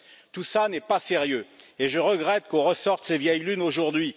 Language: French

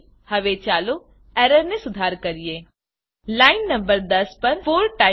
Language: Gujarati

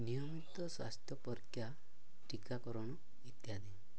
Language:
Odia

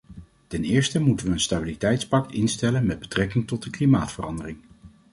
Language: Dutch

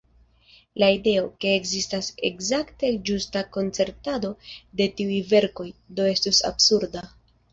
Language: Esperanto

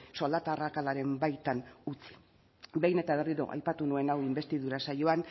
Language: Basque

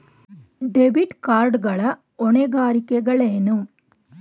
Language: Kannada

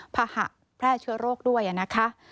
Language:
Thai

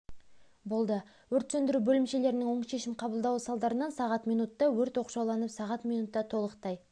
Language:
Kazakh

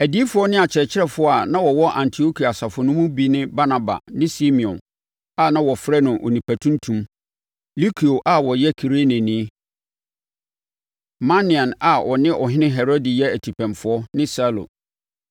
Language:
Akan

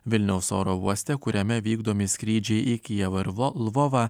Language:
Lithuanian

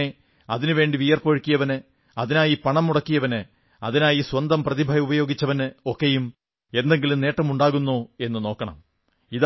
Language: Malayalam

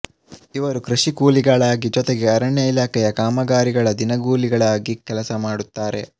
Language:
Kannada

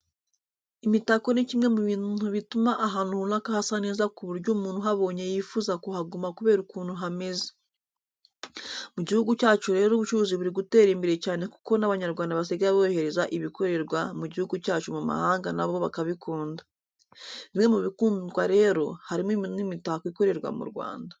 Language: Kinyarwanda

